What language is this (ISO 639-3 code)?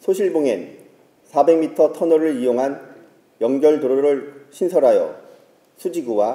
kor